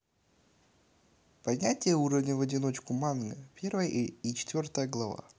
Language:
Russian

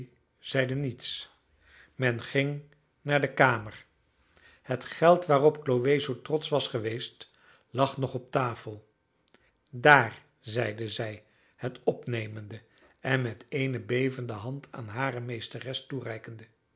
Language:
Dutch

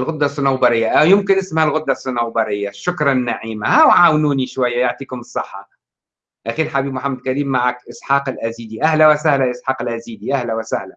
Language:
Arabic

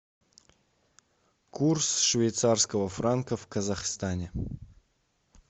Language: Russian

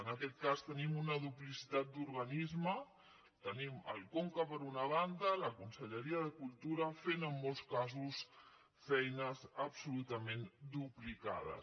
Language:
Catalan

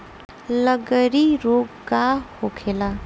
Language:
Bhojpuri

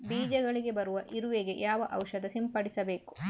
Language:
Kannada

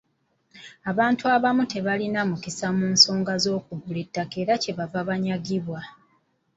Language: Ganda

